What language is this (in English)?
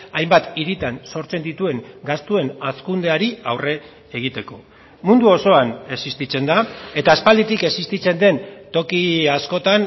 Basque